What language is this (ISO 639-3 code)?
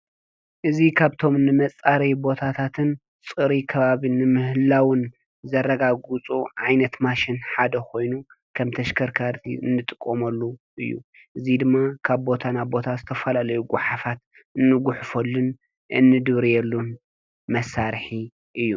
tir